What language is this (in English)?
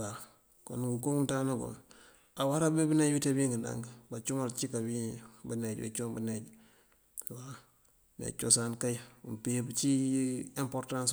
Mandjak